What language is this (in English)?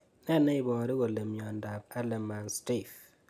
Kalenjin